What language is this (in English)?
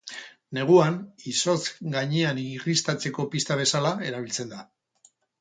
Basque